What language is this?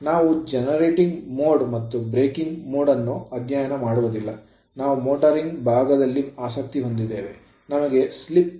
Kannada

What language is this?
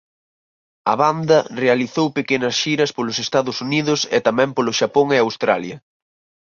Galician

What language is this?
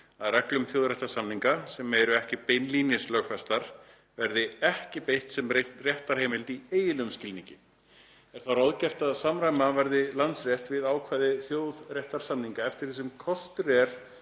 Icelandic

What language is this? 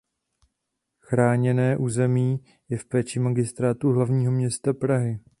Czech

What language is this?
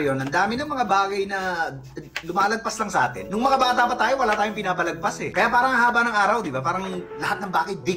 Filipino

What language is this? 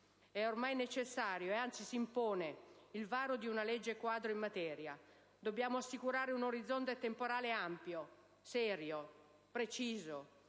Italian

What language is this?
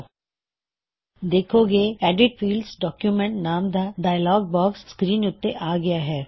Punjabi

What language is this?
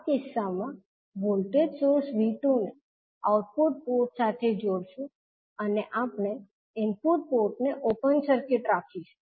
Gujarati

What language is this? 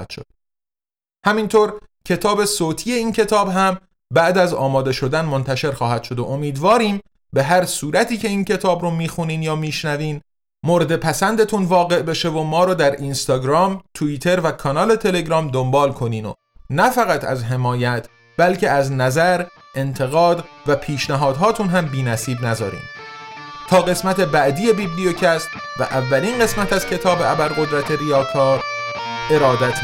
Persian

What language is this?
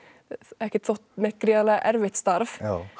Icelandic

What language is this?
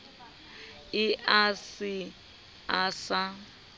Southern Sotho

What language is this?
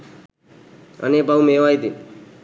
Sinhala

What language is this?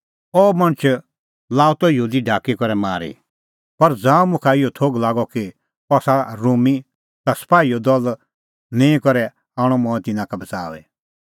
Kullu Pahari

